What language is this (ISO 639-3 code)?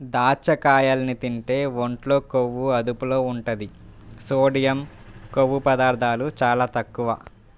tel